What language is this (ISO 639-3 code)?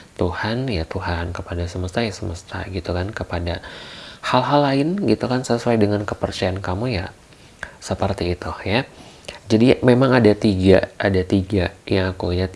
ind